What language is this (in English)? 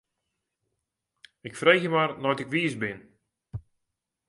Western Frisian